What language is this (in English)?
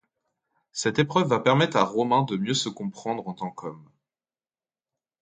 French